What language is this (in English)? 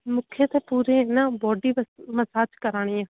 Sindhi